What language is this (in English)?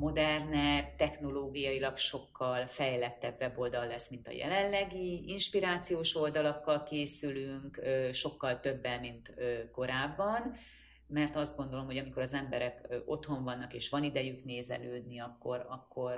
Hungarian